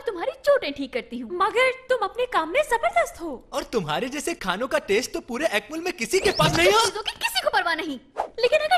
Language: Hindi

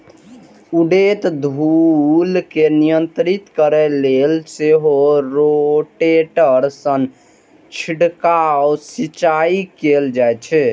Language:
Maithili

